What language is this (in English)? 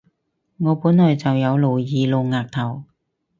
Cantonese